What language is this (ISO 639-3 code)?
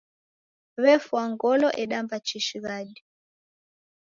dav